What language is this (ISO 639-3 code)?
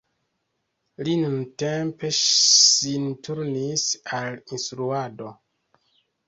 epo